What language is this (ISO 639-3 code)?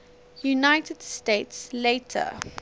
eng